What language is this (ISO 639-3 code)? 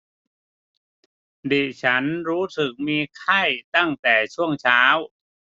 tha